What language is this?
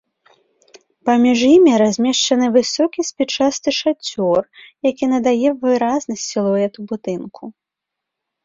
Belarusian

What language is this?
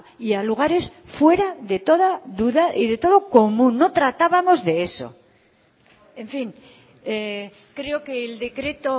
Spanish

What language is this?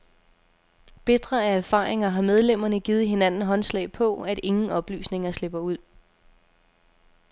Danish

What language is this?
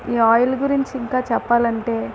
Telugu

